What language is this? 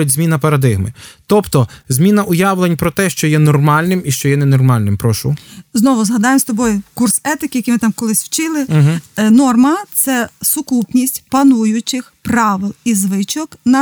Ukrainian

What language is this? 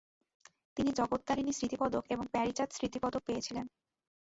Bangla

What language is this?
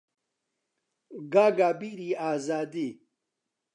Central Kurdish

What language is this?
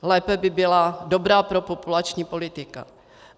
Czech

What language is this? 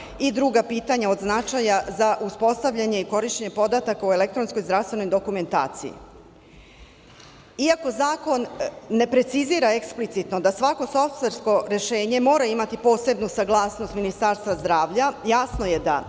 Serbian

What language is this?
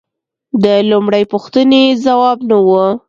Pashto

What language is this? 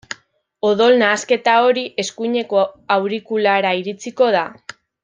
Basque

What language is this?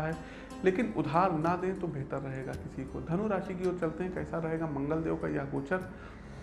Hindi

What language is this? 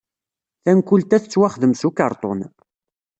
Kabyle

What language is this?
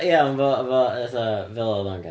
Welsh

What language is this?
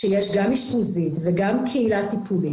Hebrew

